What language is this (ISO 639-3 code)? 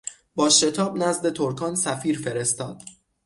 fas